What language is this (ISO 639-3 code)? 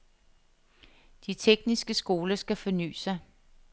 dan